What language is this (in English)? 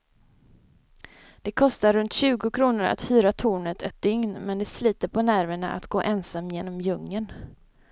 Swedish